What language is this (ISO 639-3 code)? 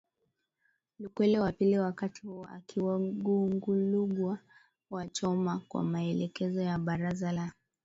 swa